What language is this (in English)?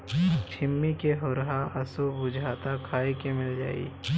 Bhojpuri